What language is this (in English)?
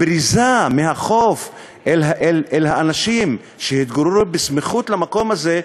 Hebrew